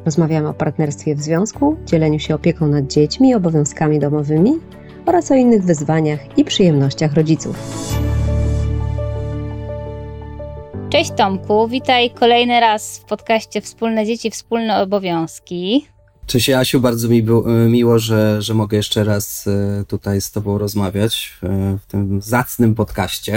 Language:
Polish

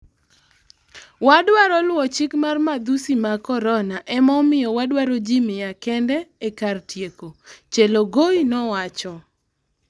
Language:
Luo (Kenya and Tanzania)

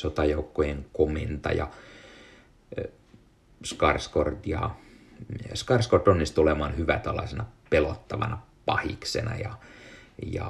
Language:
Finnish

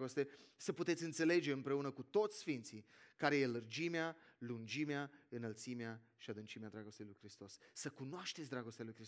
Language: Romanian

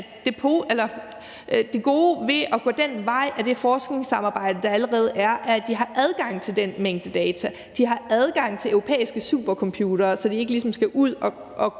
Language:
Danish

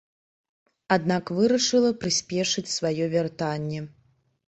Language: Belarusian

